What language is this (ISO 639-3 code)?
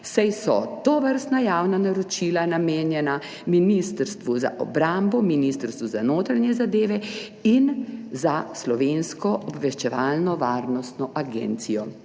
slv